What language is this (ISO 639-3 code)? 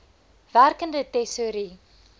afr